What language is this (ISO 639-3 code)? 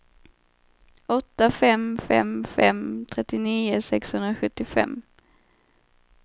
swe